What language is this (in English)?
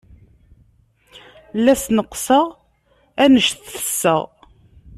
Kabyle